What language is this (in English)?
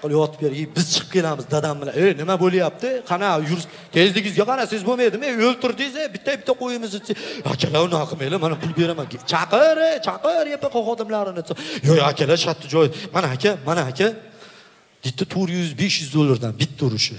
Turkish